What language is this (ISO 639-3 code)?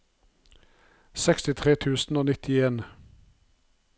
nor